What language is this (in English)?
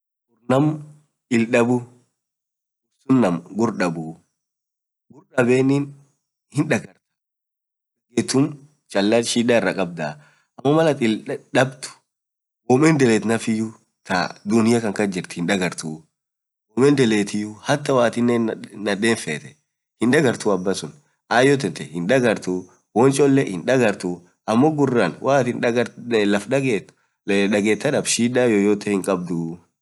Orma